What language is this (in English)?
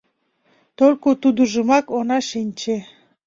Mari